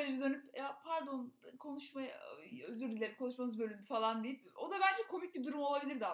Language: Turkish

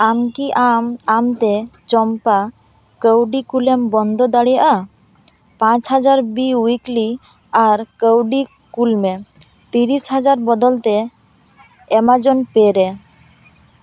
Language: Santali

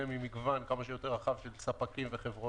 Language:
Hebrew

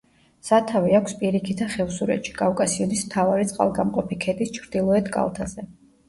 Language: Georgian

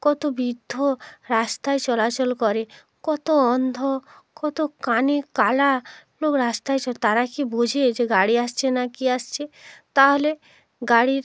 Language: Bangla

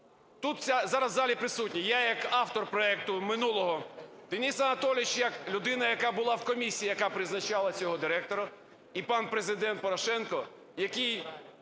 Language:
Ukrainian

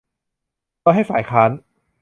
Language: Thai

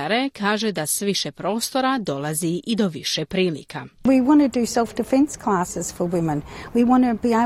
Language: Croatian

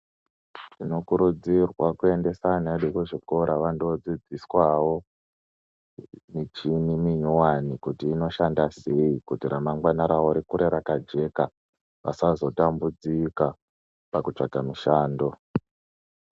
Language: Ndau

